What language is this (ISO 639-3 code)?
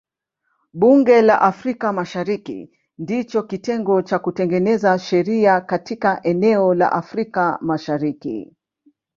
swa